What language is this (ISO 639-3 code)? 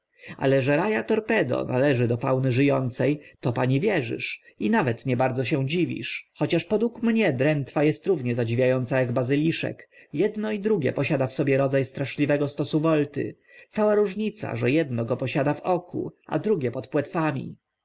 pol